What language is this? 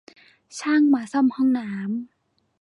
Thai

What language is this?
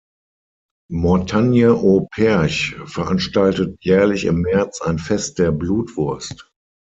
German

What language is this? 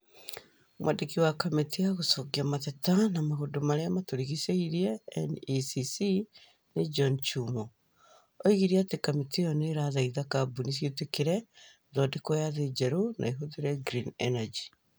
Kikuyu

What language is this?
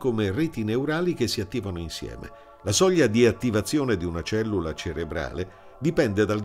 Italian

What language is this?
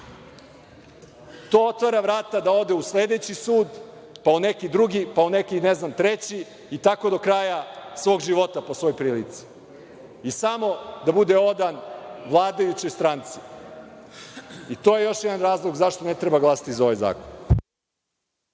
Serbian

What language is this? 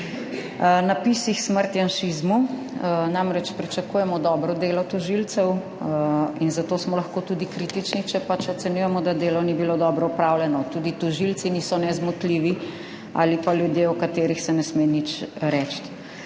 Slovenian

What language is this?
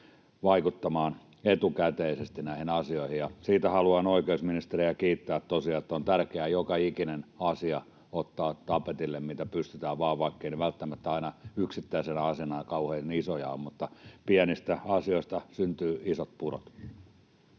Finnish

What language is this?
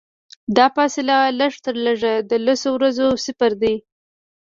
Pashto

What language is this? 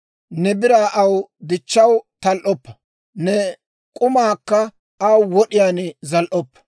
Dawro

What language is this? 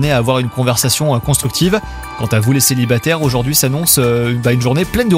French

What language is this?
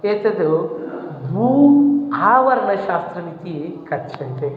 Sanskrit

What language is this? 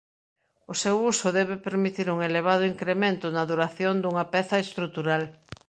Galician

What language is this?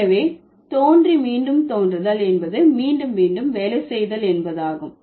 Tamil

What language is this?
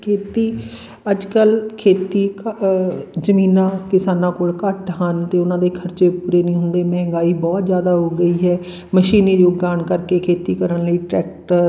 Punjabi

